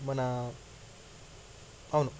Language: Telugu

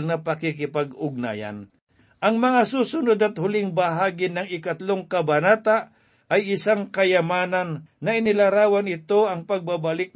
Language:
Filipino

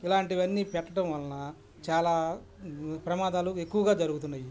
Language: Telugu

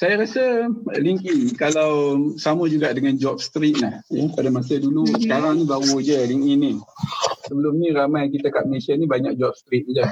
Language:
Malay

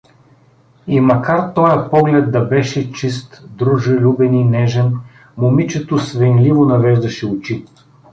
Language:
Bulgarian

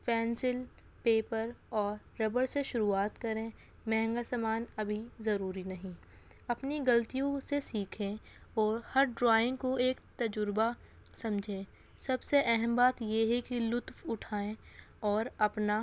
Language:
Urdu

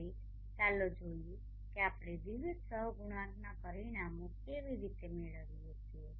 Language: Gujarati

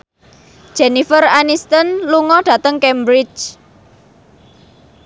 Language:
Javanese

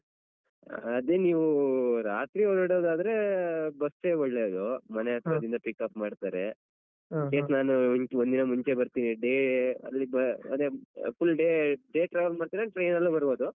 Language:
Kannada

